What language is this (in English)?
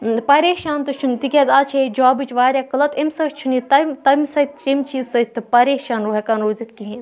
Kashmiri